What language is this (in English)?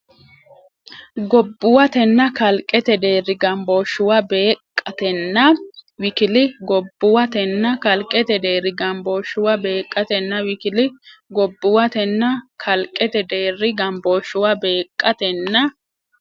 Sidamo